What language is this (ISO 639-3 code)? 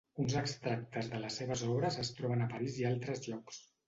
cat